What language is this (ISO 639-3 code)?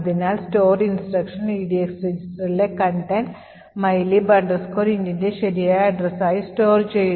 mal